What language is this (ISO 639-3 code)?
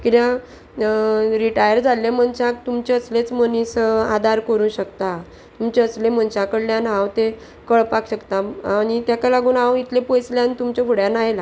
kok